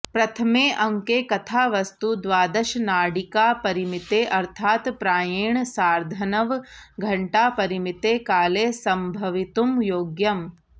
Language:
Sanskrit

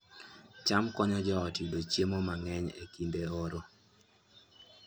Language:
Luo (Kenya and Tanzania)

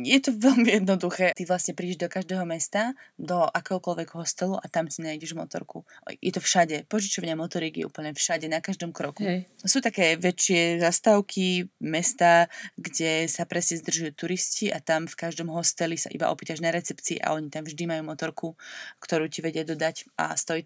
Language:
Slovak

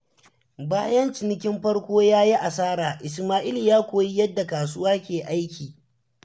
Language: Hausa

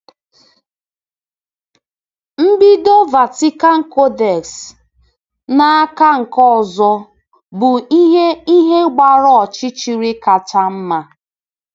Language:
Igbo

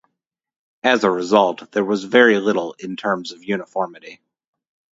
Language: English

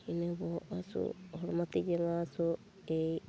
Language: Santali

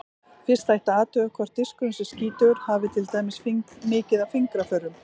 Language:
Icelandic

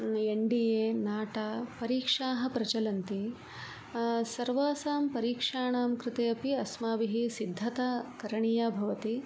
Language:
Sanskrit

